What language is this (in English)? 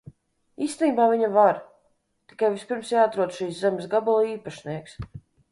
Latvian